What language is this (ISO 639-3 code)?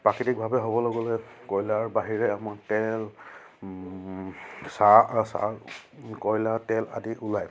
asm